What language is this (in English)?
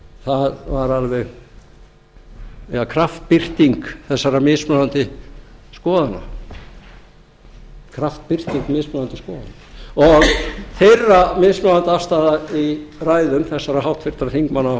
Icelandic